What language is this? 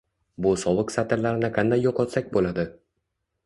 Uzbek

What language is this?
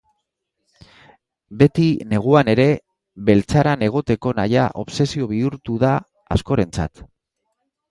Basque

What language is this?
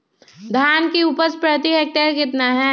Magahi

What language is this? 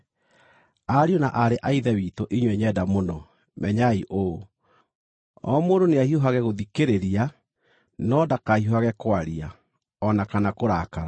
Kikuyu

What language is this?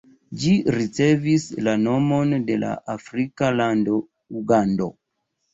Esperanto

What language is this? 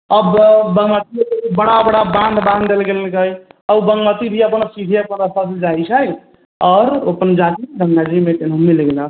Maithili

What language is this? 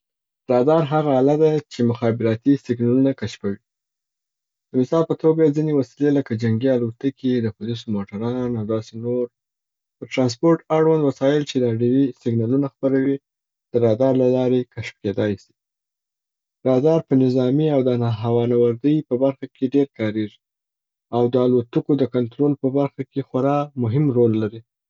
Southern Pashto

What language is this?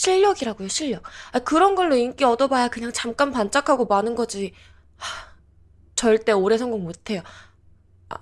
Korean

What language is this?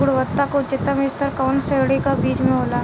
Bhojpuri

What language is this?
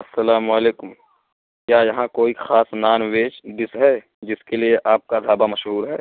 Urdu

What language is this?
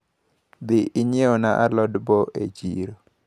Luo (Kenya and Tanzania)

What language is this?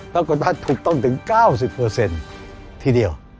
Thai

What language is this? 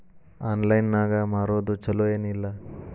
Kannada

